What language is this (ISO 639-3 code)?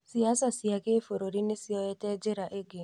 kik